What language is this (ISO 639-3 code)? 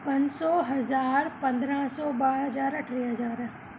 snd